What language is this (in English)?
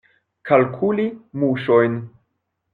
Esperanto